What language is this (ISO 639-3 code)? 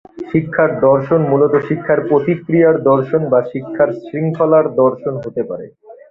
ben